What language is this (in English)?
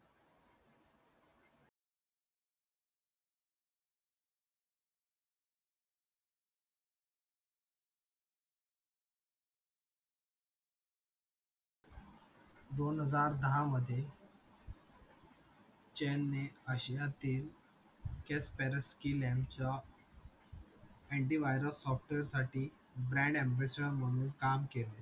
Marathi